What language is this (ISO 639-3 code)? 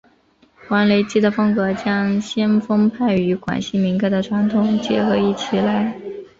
zho